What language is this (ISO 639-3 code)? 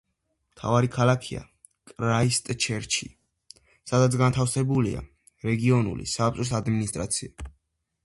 kat